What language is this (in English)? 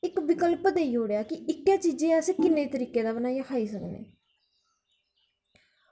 Dogri